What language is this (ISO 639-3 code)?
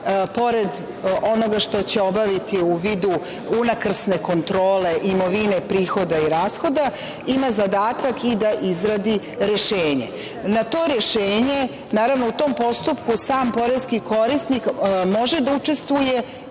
srp